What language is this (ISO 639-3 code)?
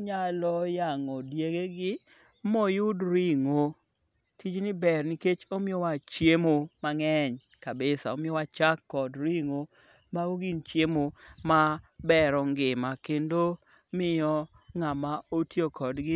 luo